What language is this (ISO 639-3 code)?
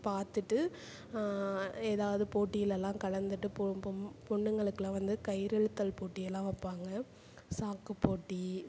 tam